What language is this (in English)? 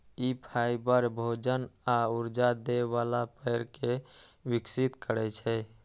Maithili